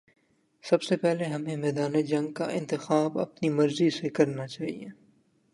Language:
Urdu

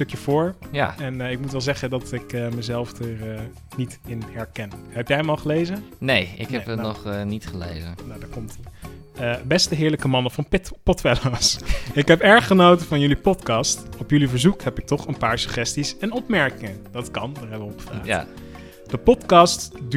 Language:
Dutch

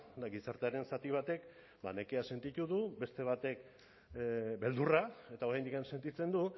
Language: Basque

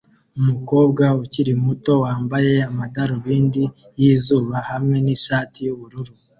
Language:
Kinyarwanda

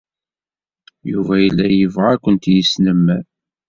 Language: Kabyle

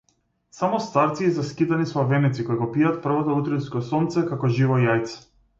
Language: Macedonian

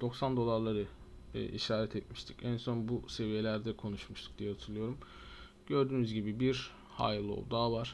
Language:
Turkish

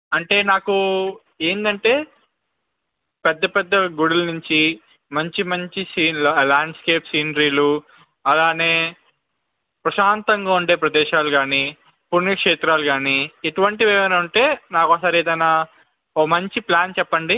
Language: Telugu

